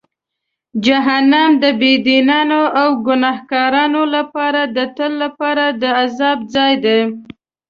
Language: Pashto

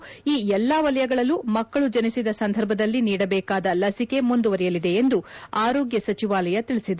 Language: Kannada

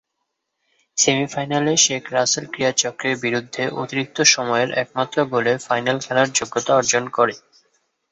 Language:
Bangla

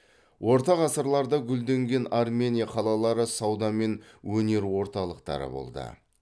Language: Kazakh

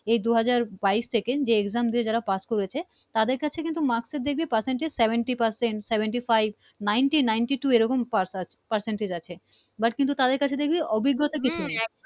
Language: Bangla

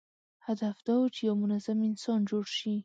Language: Pashto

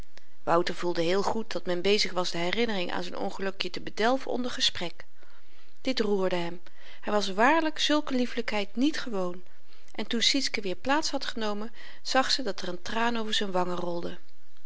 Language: Dutch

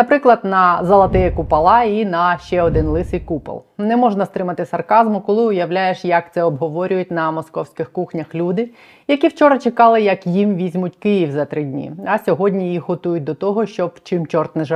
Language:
Ukrainian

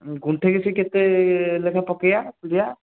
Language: Odia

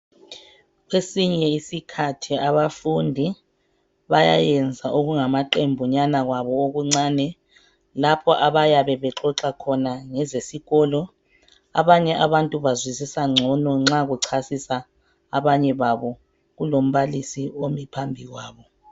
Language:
North Ndebele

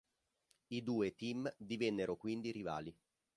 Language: Italian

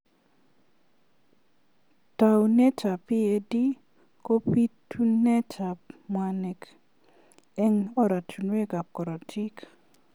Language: Kalenjin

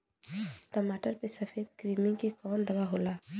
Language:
Bhojpuri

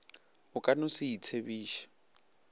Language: Northern Sotho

